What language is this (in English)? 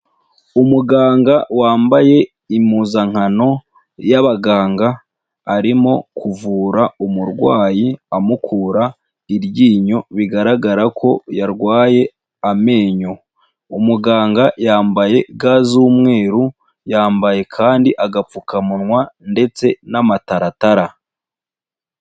Kinyarwanda